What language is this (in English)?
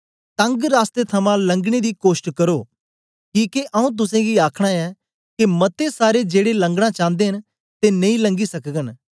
Dogri